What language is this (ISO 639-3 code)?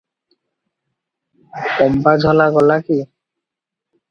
ori